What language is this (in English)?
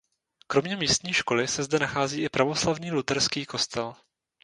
Czech